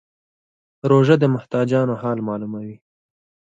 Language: Pashto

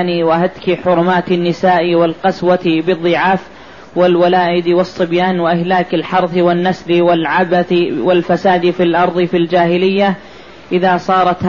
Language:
Arabic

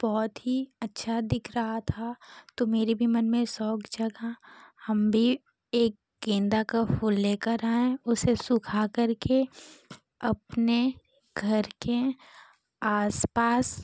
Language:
Hindi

